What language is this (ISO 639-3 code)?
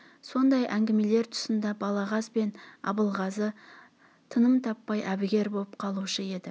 kaz